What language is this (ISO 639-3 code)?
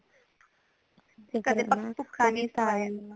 pan